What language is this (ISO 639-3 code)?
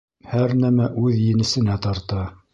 bak